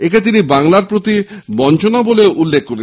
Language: Bangla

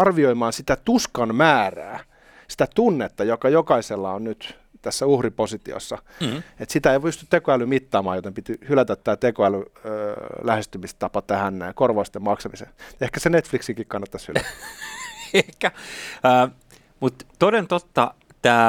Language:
Finnish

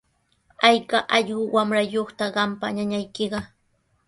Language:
Sihuas Ancash Quechua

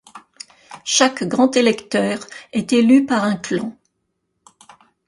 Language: French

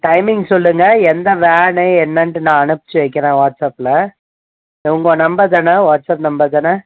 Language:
Tamil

